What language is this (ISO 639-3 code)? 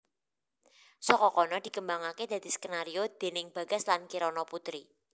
jav